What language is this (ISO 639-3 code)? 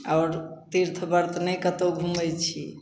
mai